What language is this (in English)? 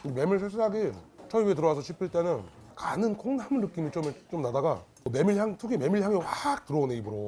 Korean